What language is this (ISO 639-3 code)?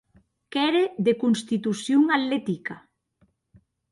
oci